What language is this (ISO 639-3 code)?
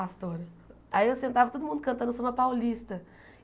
por